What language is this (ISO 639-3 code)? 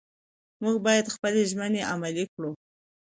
pus